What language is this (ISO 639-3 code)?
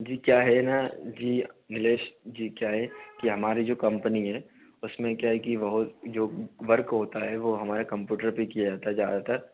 hin